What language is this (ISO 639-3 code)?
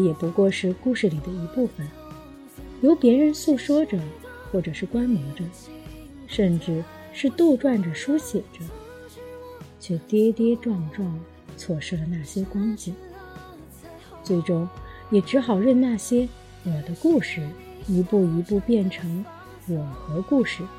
zho